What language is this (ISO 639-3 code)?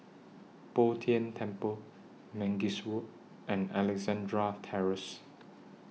eng